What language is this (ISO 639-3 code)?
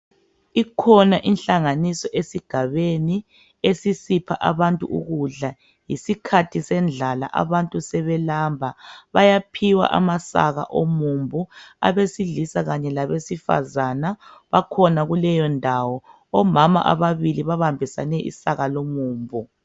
nde